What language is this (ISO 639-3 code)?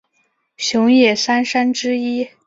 zho